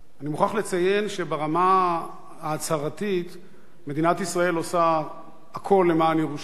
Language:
Hebrew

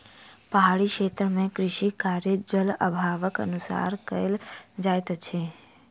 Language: Maithili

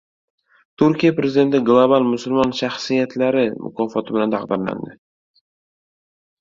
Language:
Uzbek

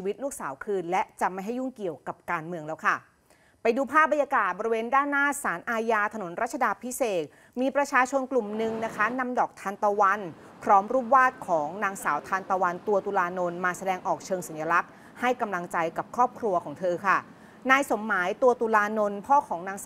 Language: Thai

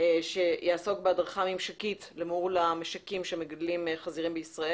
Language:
Hebrew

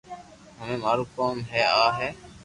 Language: Loarki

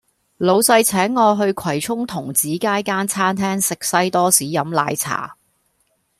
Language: Cantonese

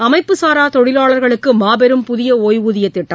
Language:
Tamil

